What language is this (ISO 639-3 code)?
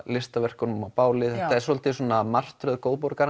isl